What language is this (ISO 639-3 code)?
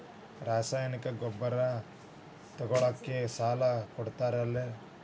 kan